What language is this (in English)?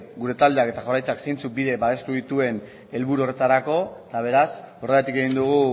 Basque